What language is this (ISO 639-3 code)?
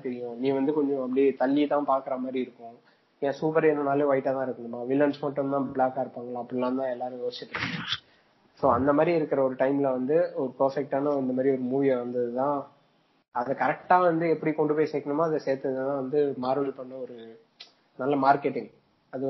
tam